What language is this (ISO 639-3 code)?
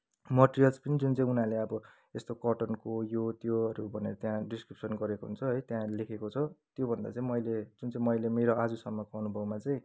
nep